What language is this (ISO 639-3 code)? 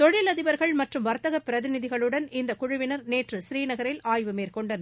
tam